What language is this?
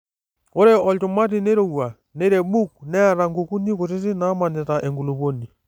Masai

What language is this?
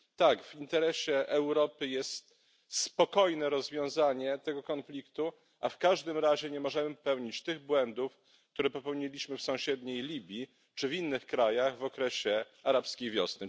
Polish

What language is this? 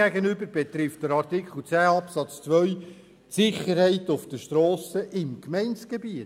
Swiss German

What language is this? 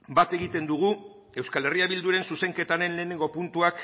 Basque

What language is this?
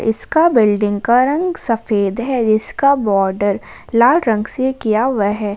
Hindi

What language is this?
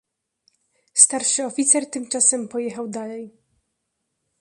Polish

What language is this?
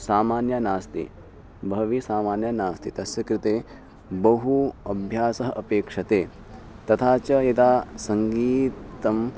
Sanskrit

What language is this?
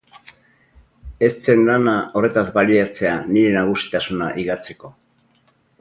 Basque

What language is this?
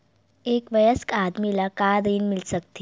Chhattisgarhi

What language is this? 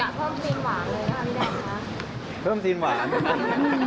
Thai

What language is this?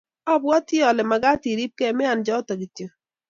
Kalenjin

